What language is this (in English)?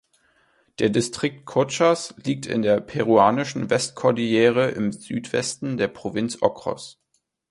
German